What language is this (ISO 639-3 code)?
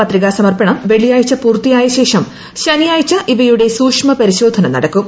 mal